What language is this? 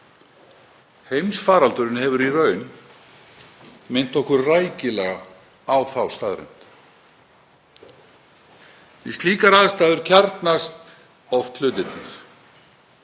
Icelandic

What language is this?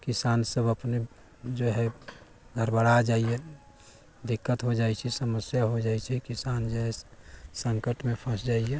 Maithili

